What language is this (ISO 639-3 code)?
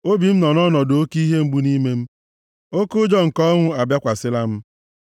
ibo